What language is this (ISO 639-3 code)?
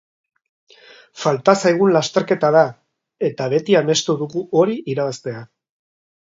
eus